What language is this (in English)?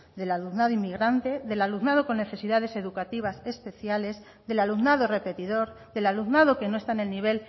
Spanish